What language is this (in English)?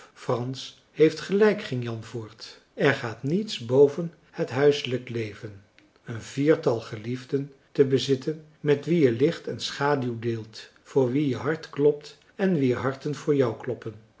Dutch